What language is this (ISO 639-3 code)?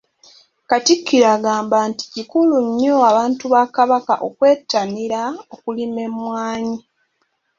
lug